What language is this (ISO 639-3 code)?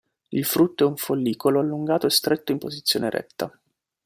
ita